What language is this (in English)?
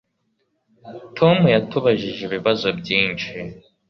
Kinyarwanda